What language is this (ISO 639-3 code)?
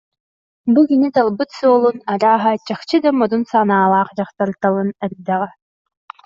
sah